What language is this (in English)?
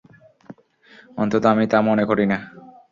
Bangla